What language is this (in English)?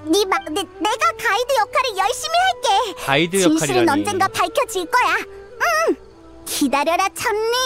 Korean